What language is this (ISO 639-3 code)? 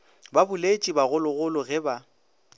nso